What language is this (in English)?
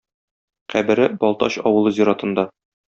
Tatar